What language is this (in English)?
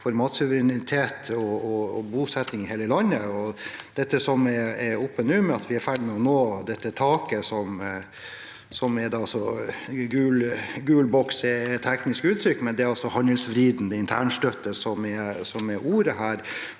Norwegian